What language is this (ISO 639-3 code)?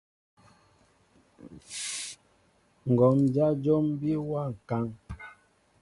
mbo